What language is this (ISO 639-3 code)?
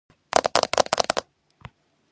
kat